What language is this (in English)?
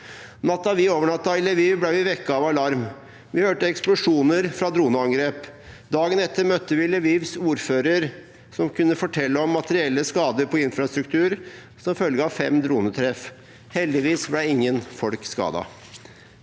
Norwegian